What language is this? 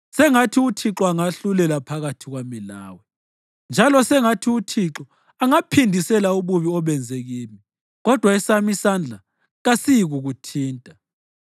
North Ndebele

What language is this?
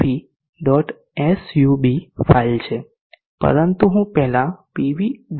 Gujarati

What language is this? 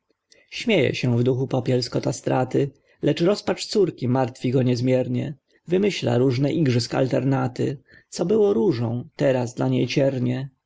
Polish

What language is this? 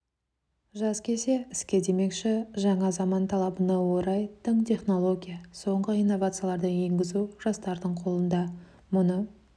Kazakh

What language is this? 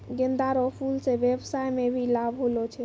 Maithili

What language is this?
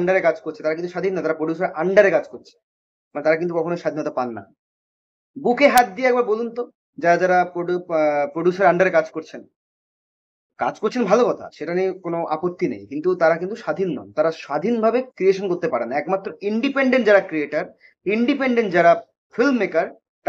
Bangla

